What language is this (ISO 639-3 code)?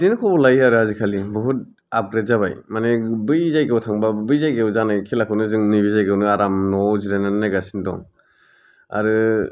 brx